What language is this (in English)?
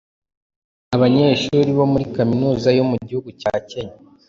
Kinyarwanda